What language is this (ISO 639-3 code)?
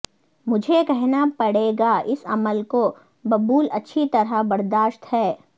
urd